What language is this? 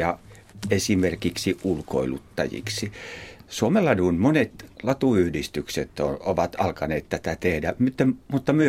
Finnish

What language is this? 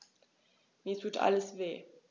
German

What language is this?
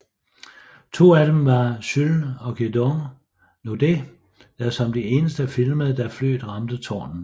Danish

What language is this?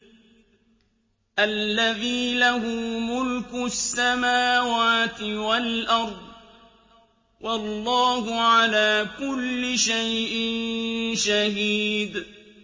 Arabic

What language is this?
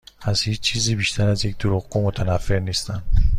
Persian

